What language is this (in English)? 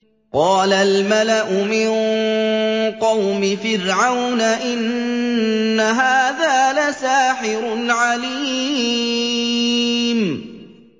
Arabic